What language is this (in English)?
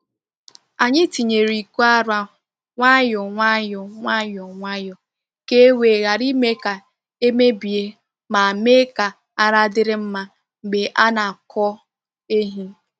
Igbo